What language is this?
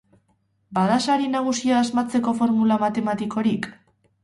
Basque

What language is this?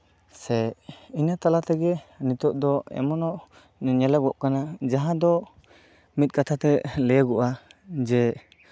Santali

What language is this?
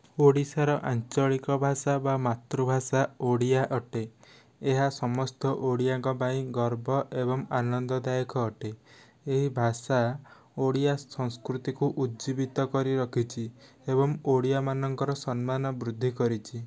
Odia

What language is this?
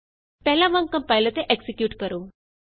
Punjabi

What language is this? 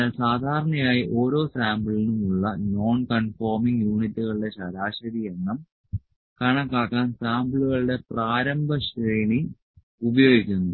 Malayalam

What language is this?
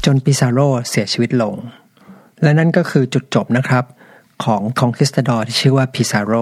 Thai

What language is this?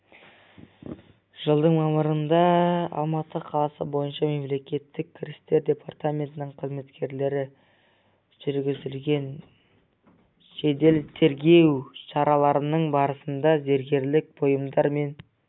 Kazakh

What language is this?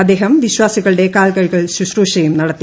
Malayalam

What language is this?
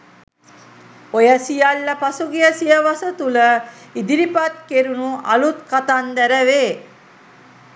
Sinhala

